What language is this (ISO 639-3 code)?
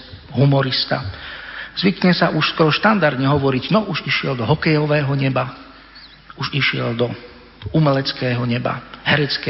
slk